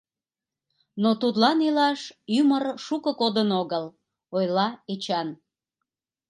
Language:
Mari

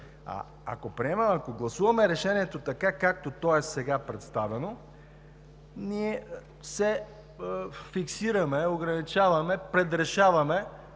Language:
Bulgarian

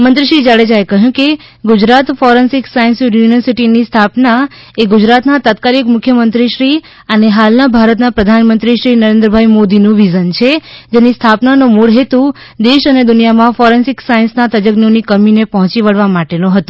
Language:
Gujarati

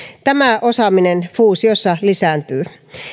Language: Finnish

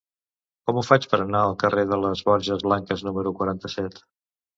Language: Catalan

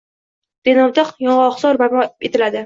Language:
Uzbek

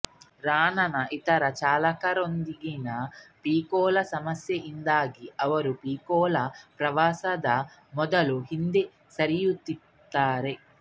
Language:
Kannada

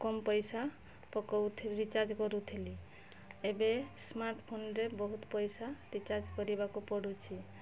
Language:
Odia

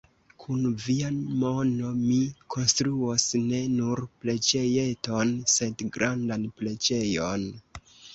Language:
Esperanto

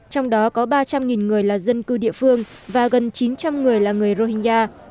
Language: Vietnamese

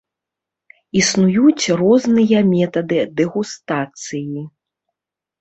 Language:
Belarusian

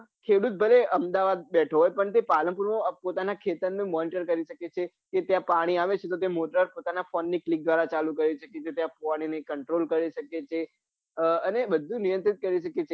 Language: Gujarati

